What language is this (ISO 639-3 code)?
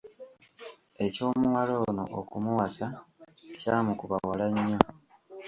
lug